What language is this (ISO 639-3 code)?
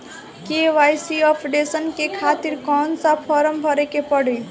bho